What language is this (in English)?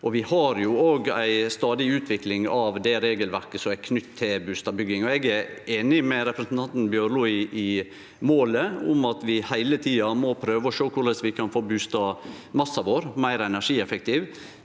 Norwegian